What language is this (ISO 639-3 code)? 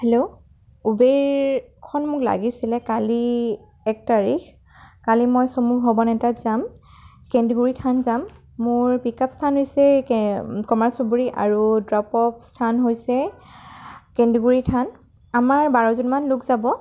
asm